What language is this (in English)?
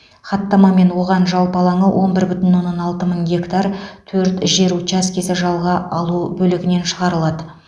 Kazakh